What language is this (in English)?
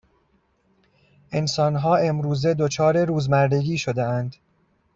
Persian